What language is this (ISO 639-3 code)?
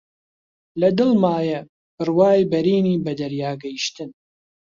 ckb